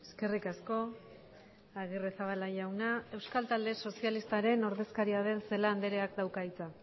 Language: Basque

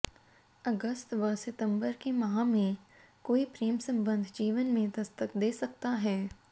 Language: Hindi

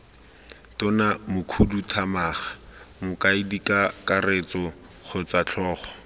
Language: Tswana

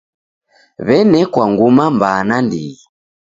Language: Taita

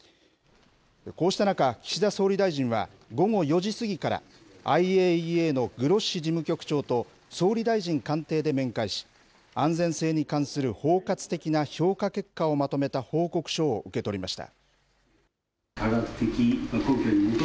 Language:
Japanese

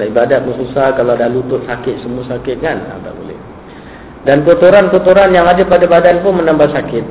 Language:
Malay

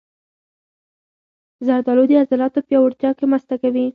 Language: Pashto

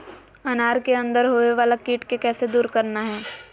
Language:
Magahi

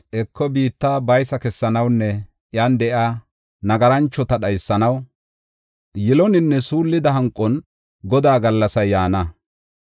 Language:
Gofa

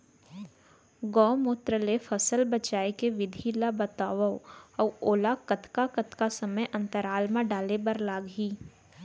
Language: Chhattisgarhi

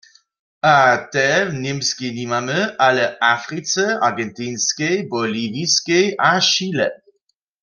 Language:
Upper Sorbian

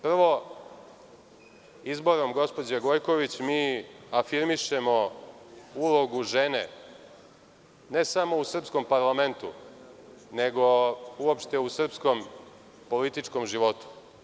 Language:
Serbian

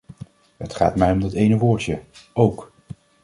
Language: Dutch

